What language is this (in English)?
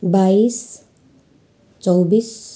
Nepali